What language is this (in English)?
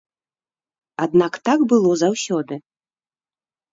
Belarusian